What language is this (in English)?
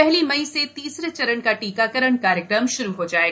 Hindi